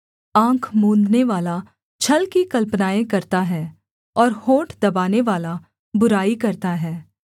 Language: Hindi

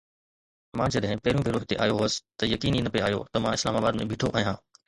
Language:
Sindhi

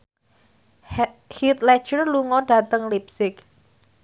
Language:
Javanese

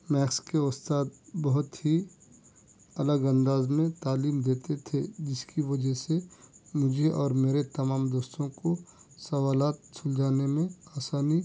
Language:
Urdu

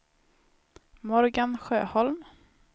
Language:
Swedish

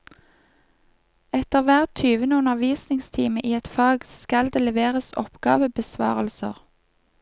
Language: Norwegian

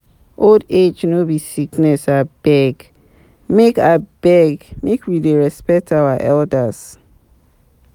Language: Nigerian Pidgin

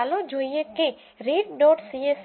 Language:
Gujarati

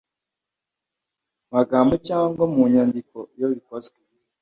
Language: Kinyarwanda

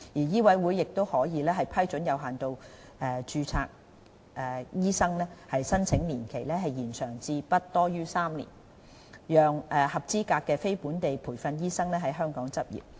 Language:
Cantonese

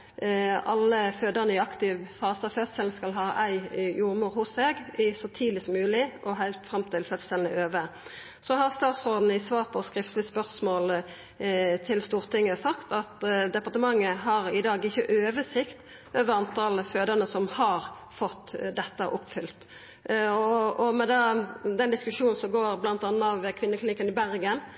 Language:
Norwegian Nynorsk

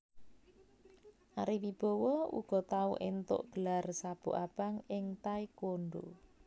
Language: Javanese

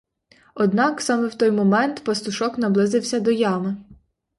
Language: Ukrainian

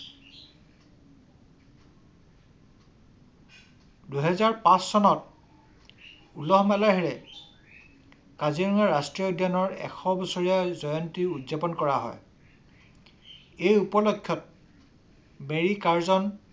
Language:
Assamese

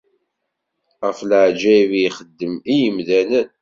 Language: Kabyle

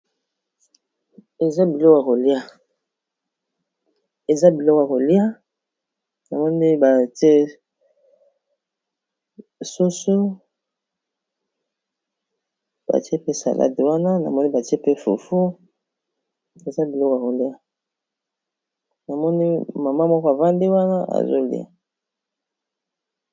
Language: Lingala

